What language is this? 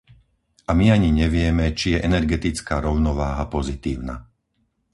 Slovak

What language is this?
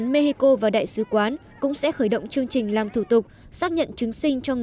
Vietnamese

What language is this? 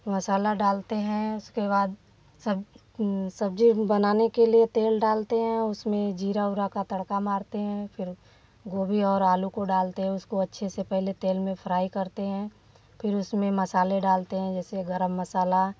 Hindi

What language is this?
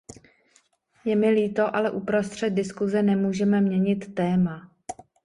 Czech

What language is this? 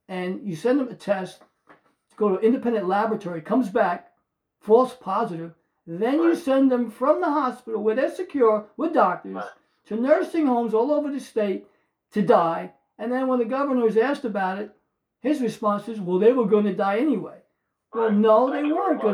English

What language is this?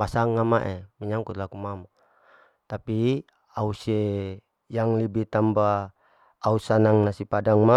Larike-Wakasihu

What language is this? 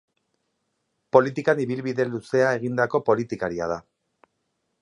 Basque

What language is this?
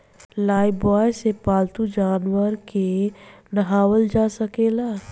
Bhojpuri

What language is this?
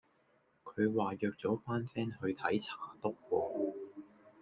Cantonese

